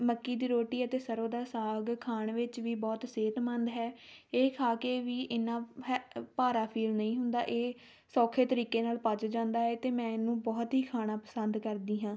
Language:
Punjabi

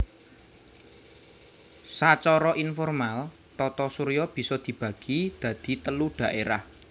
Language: Javanese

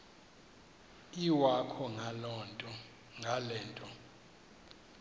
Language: Xhosa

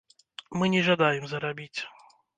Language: Belarusian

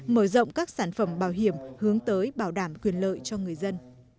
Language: Vietnamese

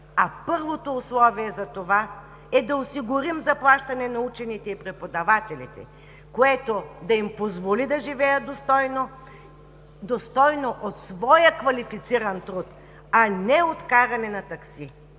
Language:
Bulgarian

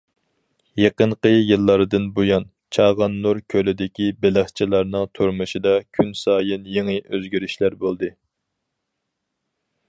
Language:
Uyghur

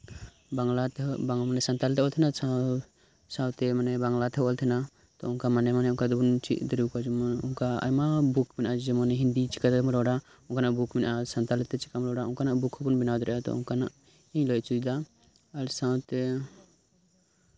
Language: Santali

